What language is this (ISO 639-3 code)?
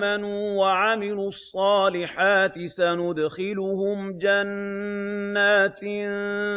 ara